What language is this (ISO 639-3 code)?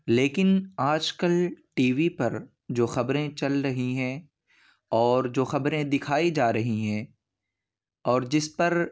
urd